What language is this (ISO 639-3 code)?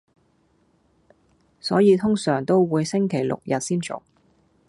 yue